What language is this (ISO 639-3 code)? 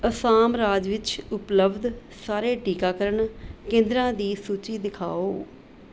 pan